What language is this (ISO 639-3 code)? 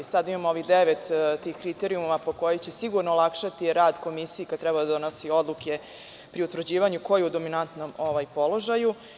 srp